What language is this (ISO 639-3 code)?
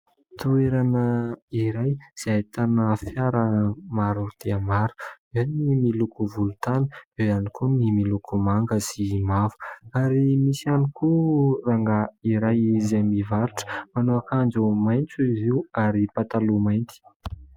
mlg